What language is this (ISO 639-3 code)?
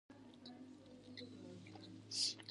pus